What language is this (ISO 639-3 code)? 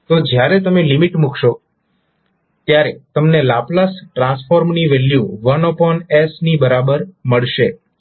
guj